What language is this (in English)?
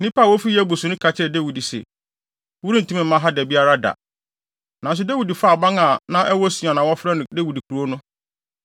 Akan